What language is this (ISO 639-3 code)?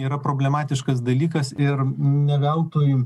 lit